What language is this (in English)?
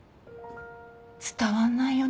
Japanese